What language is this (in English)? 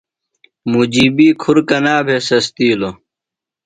Phalura